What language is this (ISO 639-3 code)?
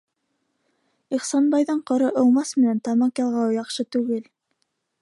bak